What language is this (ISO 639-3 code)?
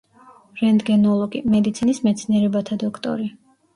kat